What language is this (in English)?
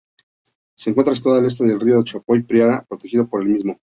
Spanish